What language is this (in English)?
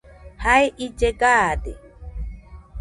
Nüpode Huitoto